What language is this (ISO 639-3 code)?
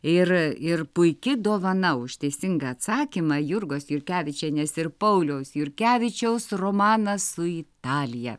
lit